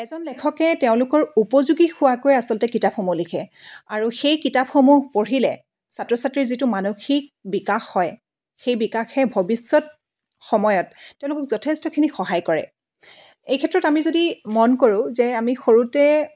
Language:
Assamese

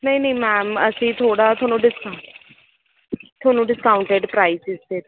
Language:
Punjabi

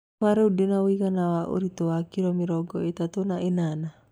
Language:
Kikuyu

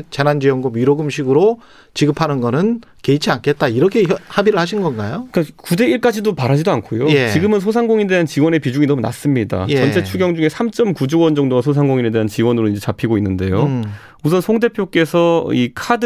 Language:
Korean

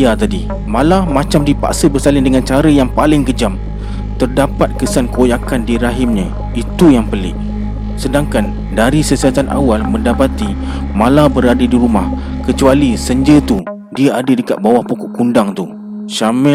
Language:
Malay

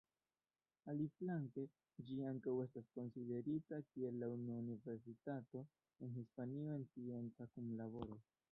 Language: Esperanto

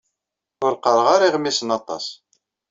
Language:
Kabyle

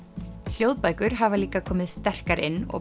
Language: Icelandic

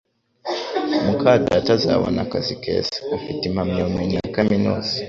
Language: Kinyarwanda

